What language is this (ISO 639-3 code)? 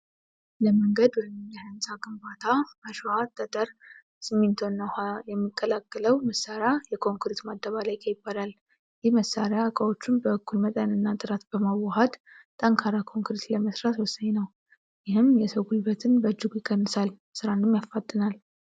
amh